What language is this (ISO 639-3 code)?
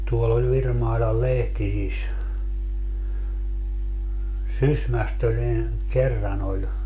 fin